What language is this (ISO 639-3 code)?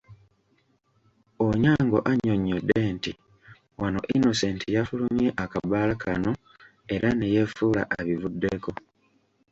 lug